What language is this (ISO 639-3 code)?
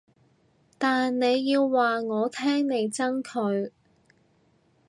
yue